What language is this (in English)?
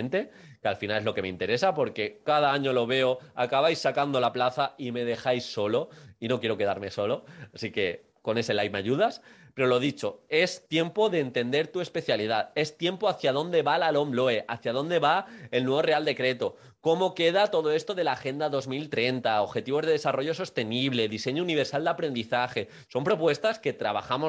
Spanish